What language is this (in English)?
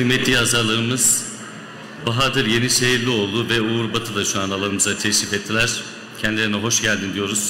Turkish